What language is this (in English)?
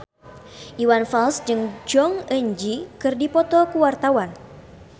Sundanese